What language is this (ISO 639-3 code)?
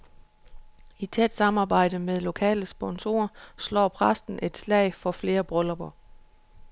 dan